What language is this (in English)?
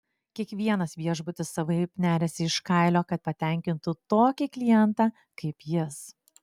Lithuanian